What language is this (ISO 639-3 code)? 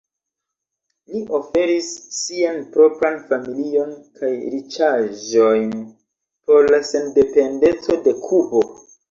epo